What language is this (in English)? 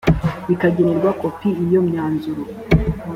Kinyarwanda